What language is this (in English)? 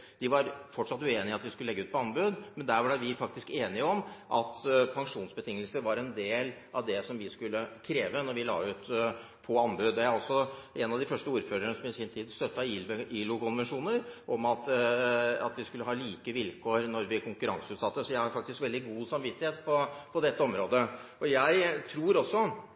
Norwegian Bokmål